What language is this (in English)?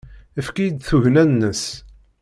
Kabyle